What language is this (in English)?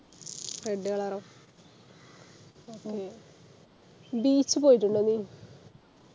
Malayalam